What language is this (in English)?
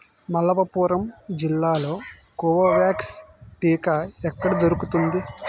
Telugu